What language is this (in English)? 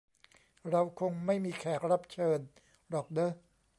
Thai